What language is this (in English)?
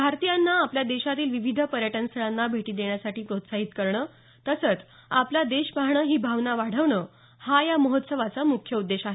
Marathi